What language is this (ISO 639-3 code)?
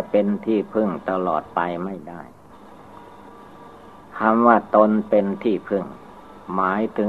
tha